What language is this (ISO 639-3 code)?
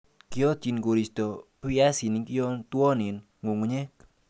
kln